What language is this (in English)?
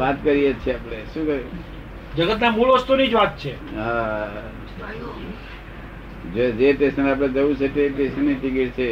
Gujarati